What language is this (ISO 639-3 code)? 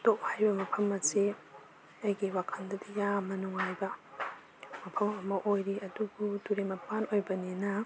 mni